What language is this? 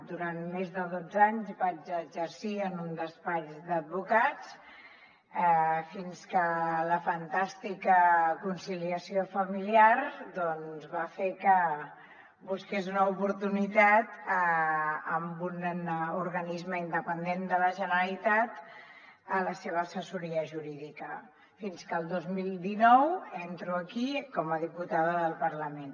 Catalan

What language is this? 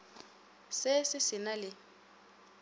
Northern Sotho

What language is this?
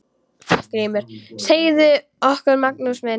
Icelandic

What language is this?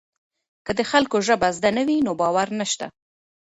Pashto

